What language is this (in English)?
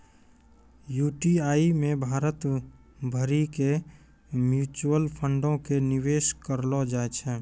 Maithili